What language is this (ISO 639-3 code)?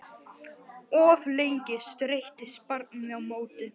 isl